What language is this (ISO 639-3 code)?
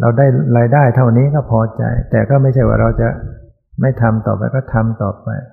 tha